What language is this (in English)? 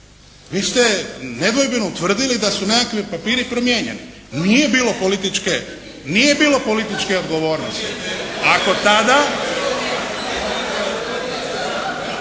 Croatian